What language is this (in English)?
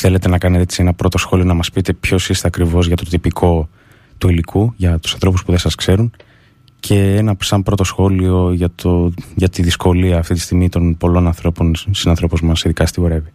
Greek